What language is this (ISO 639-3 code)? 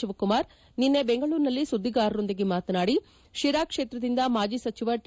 kan